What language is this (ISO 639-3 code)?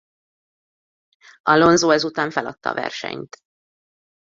hun